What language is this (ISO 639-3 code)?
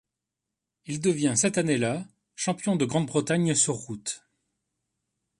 fra